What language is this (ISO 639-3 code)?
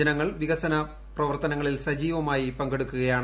mal